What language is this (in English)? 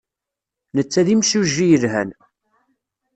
Kabyle